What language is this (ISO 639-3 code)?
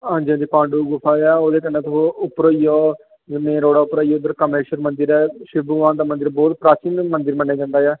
doi